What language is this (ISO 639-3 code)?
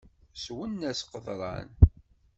kab